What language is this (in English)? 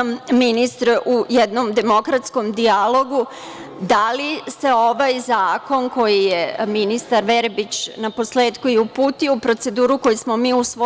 Serbian